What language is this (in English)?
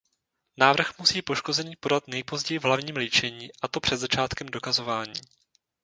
Czech